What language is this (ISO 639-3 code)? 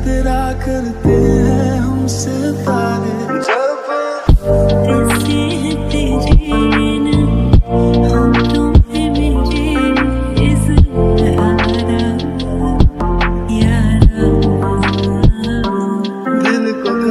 ara